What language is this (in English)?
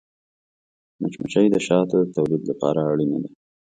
Pashto